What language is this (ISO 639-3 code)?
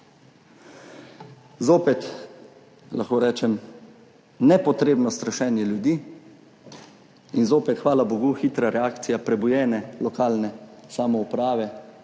slv